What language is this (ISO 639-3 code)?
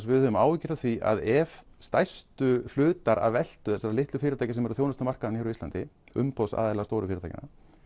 isl